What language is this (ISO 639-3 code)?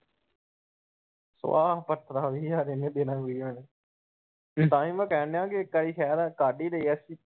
pan